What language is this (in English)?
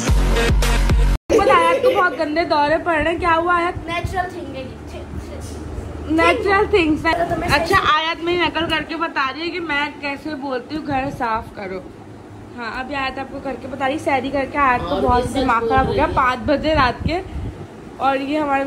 Hindi